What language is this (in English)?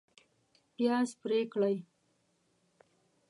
Pashto